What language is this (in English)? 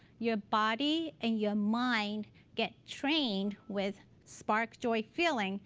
English